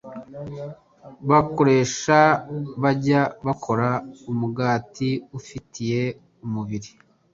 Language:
Kinyarwanda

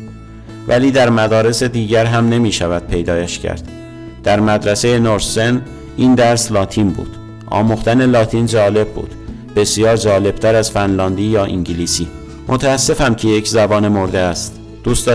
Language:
Persian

